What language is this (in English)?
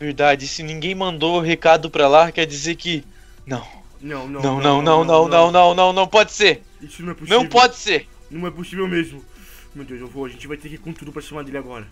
Portuguese